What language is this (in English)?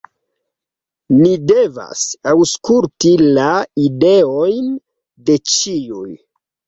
Esperanto